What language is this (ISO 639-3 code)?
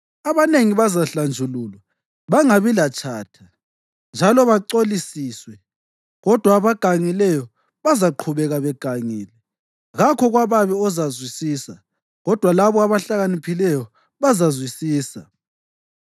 nde